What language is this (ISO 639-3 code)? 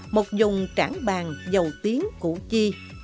vie